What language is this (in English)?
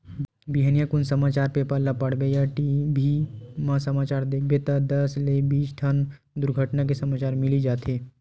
Chhattisgarhi